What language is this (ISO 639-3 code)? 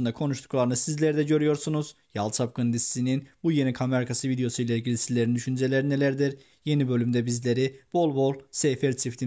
tur